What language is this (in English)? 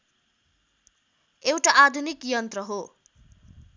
Nepali